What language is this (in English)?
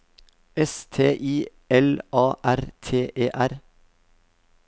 Norwegian